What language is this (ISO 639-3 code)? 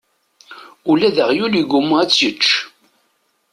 kab